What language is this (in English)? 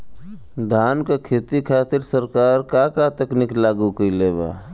Bhojpuri